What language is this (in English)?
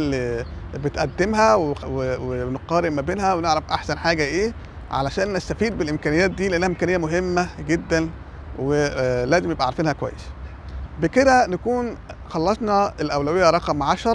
Arabic